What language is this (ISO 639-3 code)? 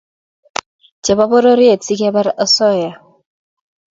kln